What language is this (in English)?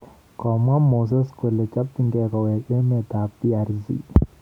Kalenjin